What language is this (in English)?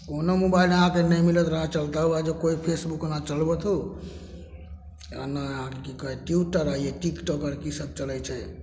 Maithili